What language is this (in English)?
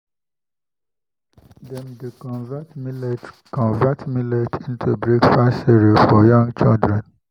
Nigerian Pidgin